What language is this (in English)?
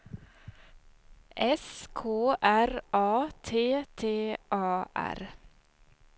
Swedish